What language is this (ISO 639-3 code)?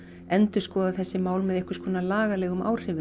isl